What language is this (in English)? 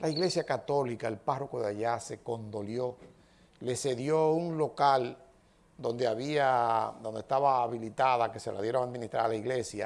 Spanish